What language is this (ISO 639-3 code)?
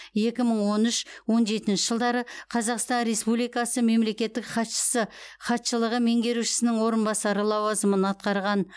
kaz